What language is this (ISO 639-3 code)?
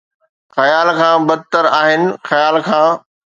snd